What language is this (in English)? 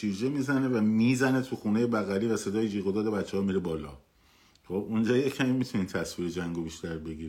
Persian